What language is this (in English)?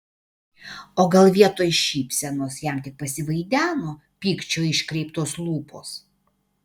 Lithuanian